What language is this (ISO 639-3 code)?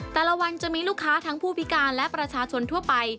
tha